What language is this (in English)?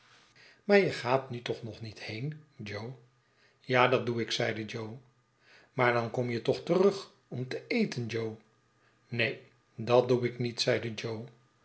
Dutch